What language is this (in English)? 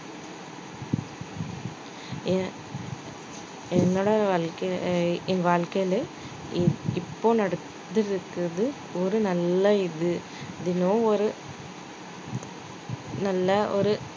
Tamil